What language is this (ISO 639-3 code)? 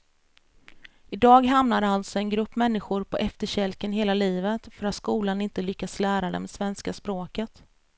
swe